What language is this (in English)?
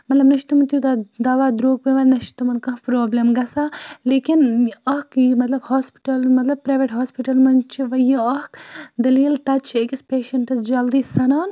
Kashmiri